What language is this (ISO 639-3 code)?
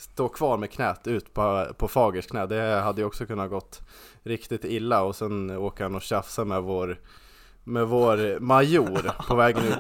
swe